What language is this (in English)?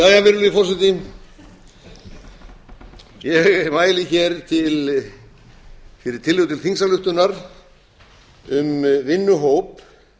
Icelandic